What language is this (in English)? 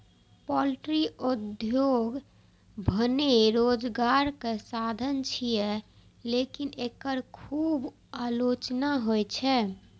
Maithili